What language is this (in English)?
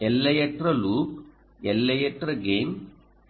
Tamil